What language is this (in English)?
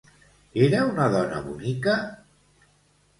Catalan